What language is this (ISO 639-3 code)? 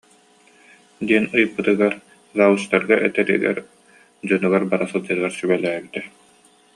sah